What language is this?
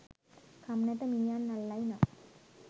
Sinhala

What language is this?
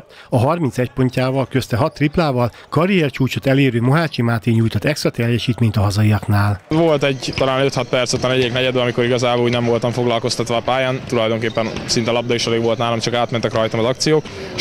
Hungarian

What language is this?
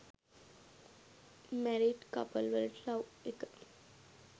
Sinhala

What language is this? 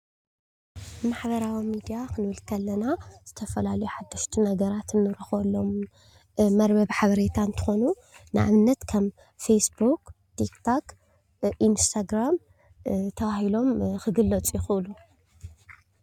Tigrinya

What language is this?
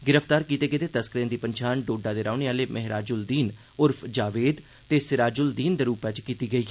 Dogri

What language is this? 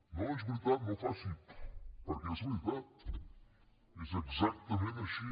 Catalan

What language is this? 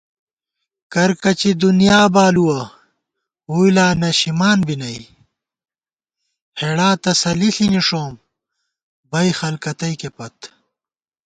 Gawar-Bati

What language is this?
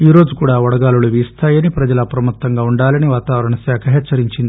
Telugu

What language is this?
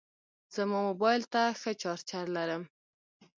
Pashto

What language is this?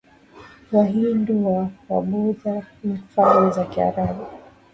Swahili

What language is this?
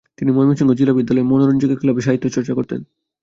Bangla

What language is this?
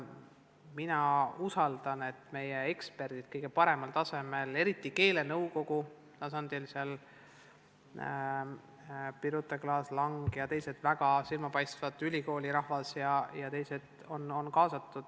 Estonian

